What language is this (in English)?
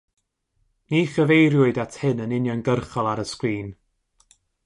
Welsh